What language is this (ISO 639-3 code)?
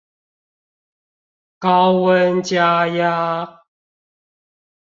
zho